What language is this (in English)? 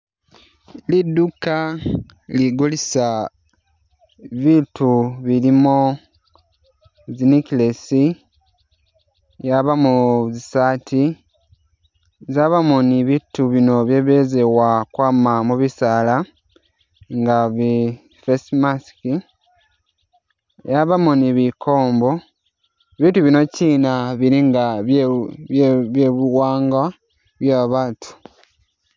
Masaaba